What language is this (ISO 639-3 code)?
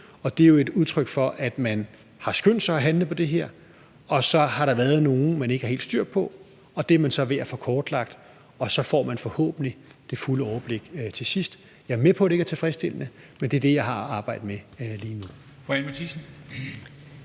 dan